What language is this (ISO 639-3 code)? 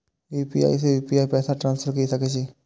mai